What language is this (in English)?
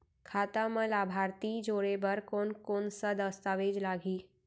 Chhattisgarhi